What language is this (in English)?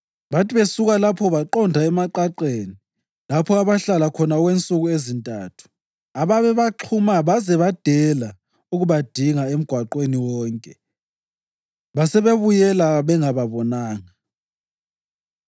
North Ndebele